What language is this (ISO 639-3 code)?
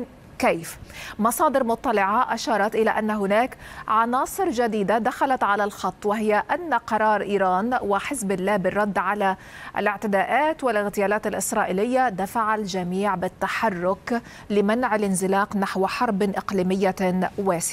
ara